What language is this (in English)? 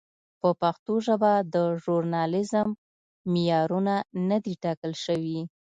Pashto